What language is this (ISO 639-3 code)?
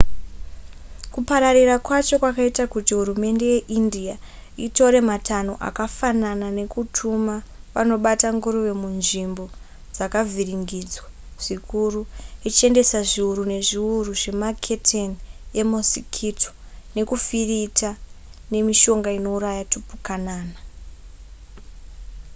sna